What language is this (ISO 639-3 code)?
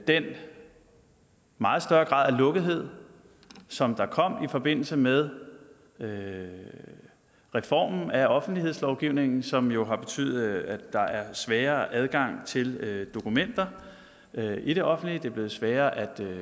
dan